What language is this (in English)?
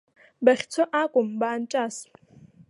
Abkhazian